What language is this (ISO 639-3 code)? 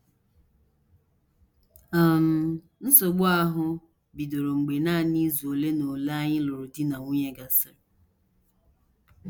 ibo